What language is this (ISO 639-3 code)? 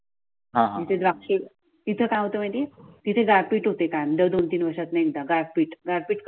mar